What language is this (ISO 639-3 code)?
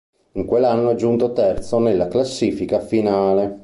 ita